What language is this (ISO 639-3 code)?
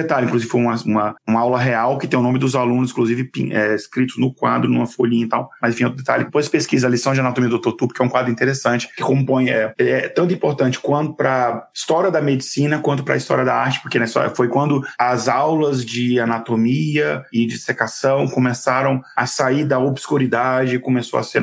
por